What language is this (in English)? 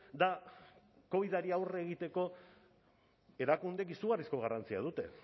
Basque